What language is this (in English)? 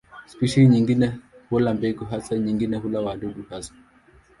Swahili